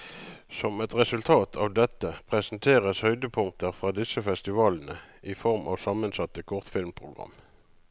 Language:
Norwegian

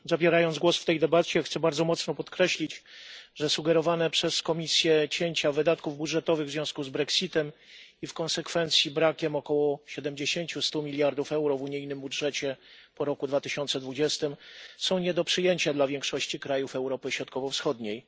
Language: Polish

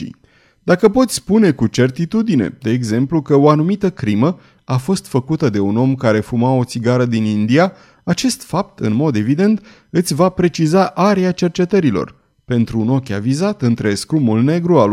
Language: Romanian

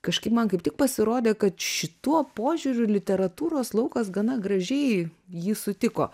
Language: Lithuanian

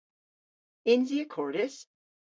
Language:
Cornish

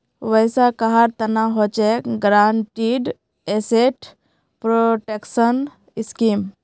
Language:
Magahi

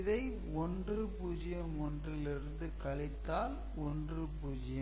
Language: Tamil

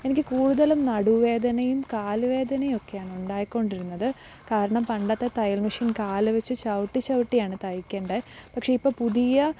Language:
Malayalam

